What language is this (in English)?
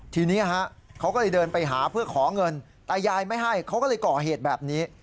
Thai